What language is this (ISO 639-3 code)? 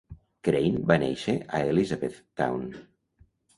cat